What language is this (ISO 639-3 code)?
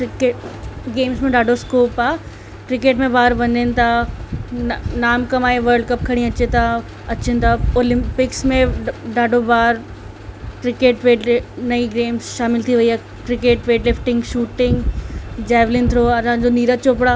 snd